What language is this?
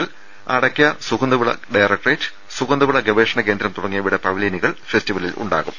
Malayalam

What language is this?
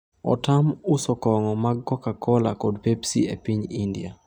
Luo (Kenya and Tanzania)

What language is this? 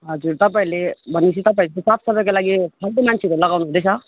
Nepali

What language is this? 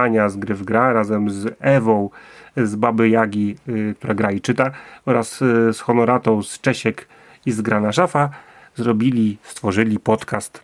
Polish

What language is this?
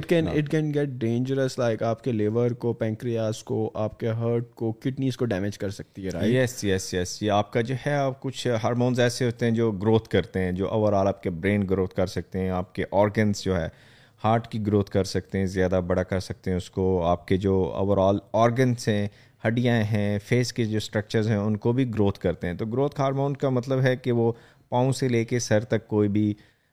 Urdu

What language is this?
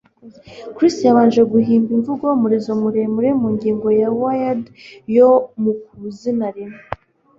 Kinyarwanda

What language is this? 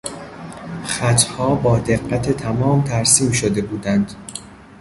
Persian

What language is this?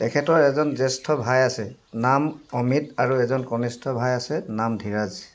Assamese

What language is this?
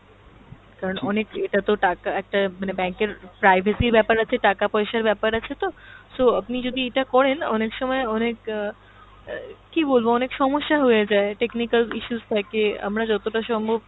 Bangla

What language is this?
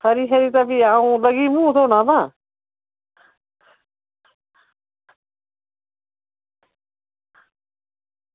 Dogri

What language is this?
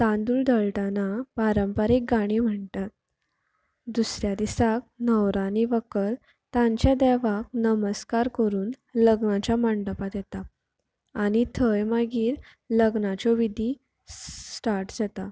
Konkani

